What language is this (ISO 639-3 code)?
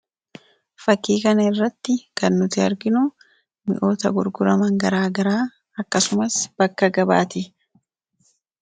orm